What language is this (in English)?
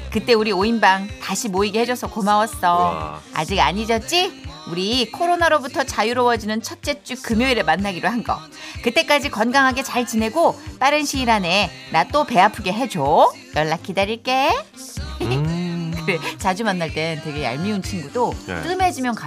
Korean